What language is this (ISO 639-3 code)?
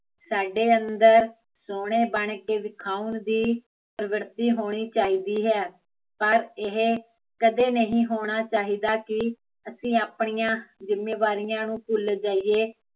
pan